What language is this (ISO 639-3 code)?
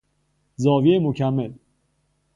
fas